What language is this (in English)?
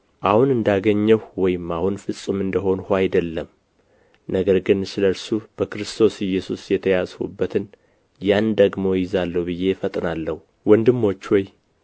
Amharic